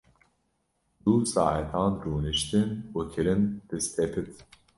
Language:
Kurdish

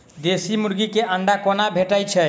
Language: Maithili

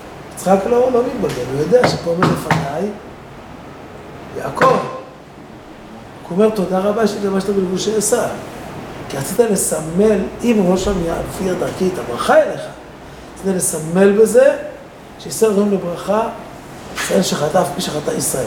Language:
Hebrew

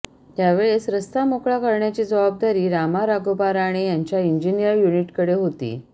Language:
Marathi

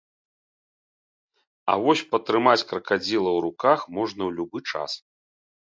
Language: Belarusian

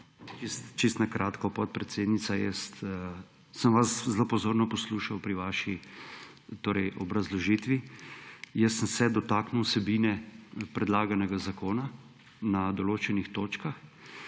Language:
Slovenian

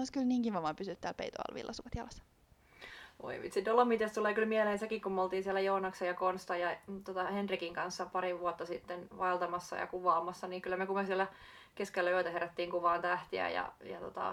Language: Finnish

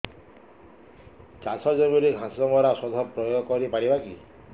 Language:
Odia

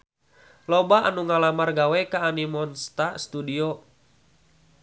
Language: Sundanese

